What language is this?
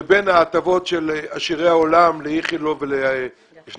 Hebrew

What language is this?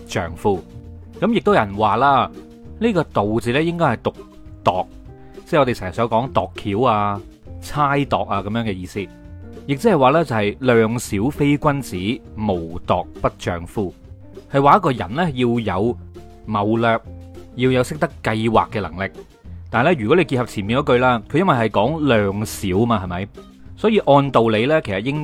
Chinese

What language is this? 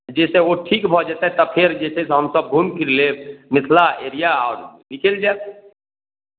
Maithili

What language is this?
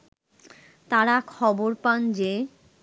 Bangla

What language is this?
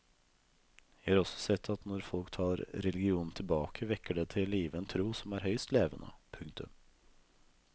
Norwegian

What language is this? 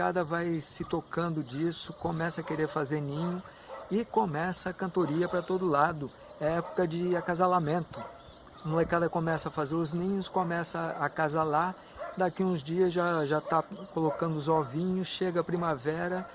Portuguese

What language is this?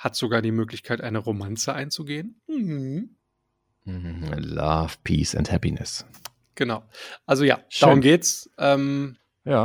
German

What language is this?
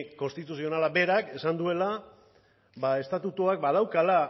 Basque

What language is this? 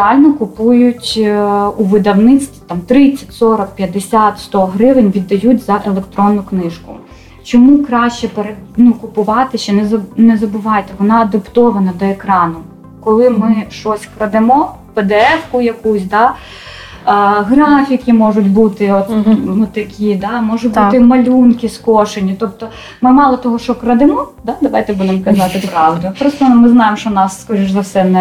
Ukrainian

